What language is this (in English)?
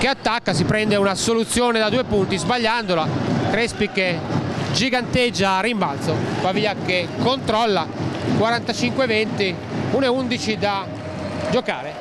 Italian